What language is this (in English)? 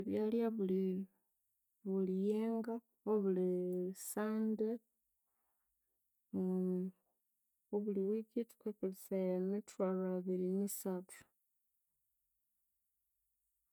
Konzo